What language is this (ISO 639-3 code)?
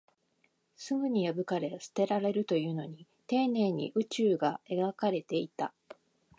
jpn